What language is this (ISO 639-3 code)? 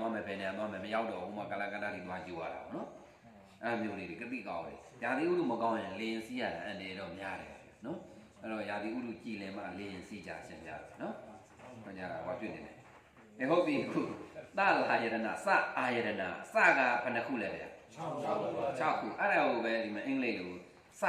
vie